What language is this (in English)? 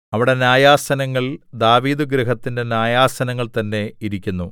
Malayalam